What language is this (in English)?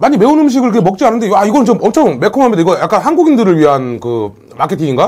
Korean